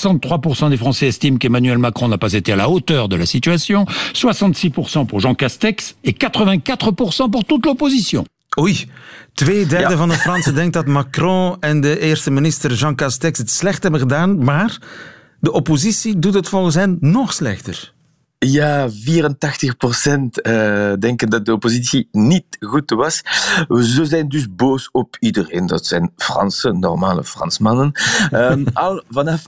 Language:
Dutch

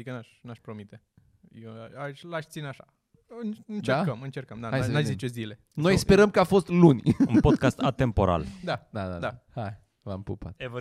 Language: Romanian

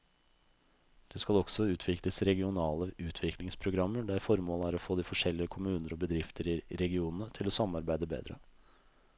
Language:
Norwegian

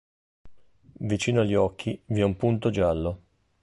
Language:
Italian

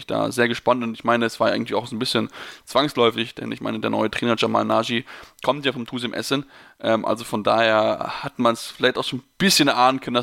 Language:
German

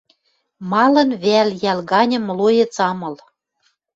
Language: Western Mari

